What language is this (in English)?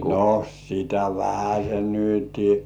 Finnish